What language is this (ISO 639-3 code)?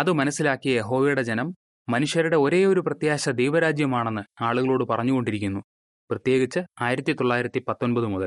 mal